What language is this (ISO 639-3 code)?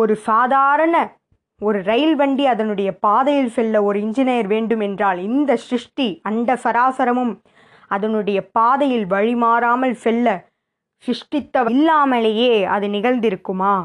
tam